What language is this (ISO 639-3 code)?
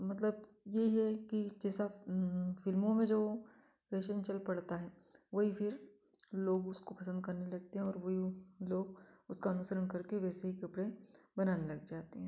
hin